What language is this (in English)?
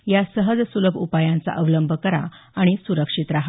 Marathi